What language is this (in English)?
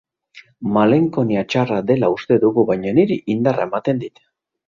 Basque